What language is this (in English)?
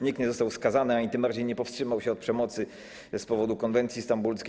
Polish